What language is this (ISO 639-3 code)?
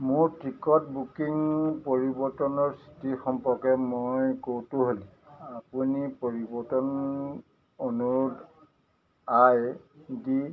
asm